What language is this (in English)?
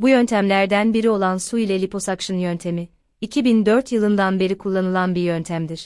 Turkish